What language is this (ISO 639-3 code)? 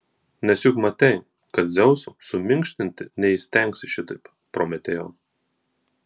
lit